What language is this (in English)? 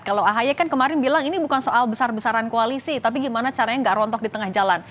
Indonesian